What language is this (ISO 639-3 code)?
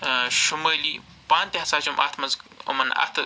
kas